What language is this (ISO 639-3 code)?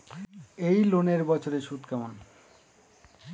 ben